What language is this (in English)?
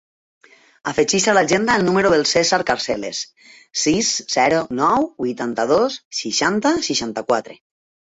Catalan